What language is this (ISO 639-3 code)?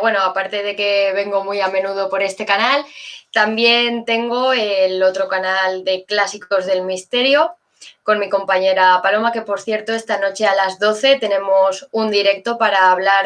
spa